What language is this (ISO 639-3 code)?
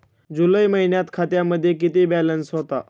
mar